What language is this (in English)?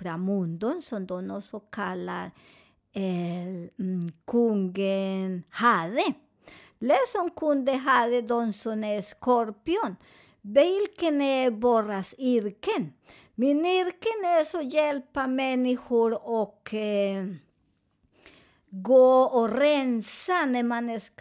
Swedish